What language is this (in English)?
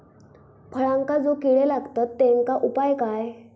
Marathi